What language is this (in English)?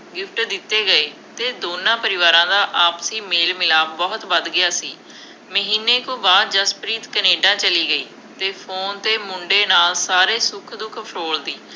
Punjabi